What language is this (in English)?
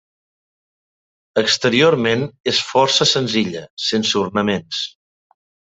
Catalan